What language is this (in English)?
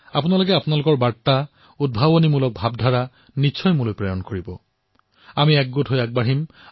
Assamese